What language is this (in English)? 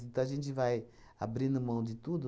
Portuguese